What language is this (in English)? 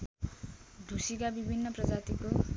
Nepali